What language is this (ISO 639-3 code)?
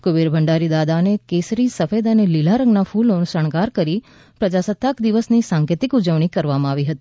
guj